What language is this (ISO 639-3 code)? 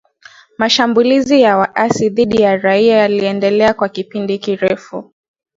swa